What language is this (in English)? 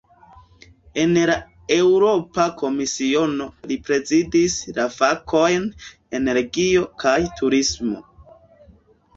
Esperanto